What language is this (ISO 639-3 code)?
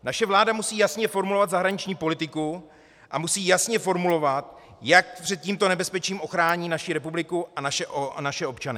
ces